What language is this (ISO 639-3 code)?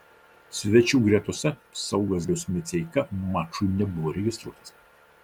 lit